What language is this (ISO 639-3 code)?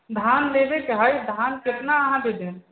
mai